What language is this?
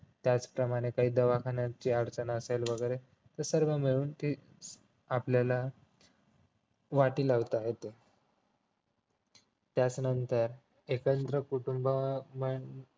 Marathi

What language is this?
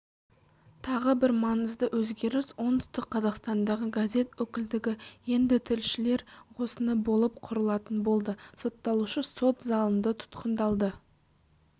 Kazakh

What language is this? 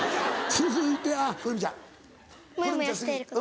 Japanese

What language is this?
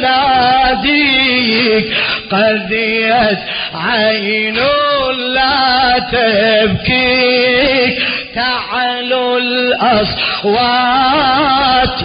Arabic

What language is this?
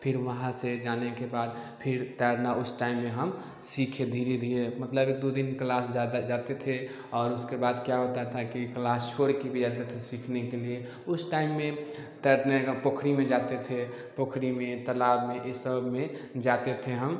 Hindi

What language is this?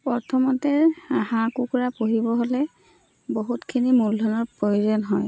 Assamese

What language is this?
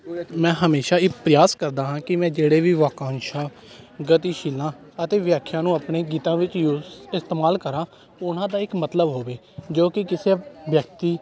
Punjabi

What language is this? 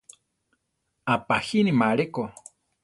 Central Tarahumara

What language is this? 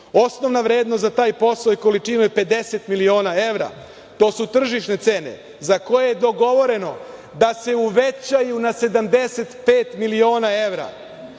Serbian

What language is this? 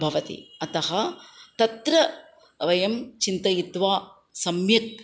Sanskrit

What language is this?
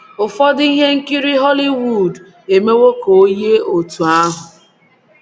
Igbo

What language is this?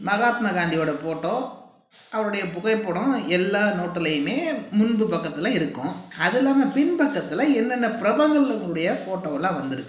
Tamil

